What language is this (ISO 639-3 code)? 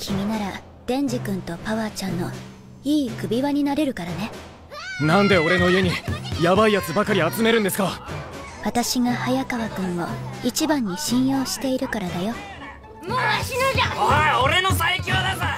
jpn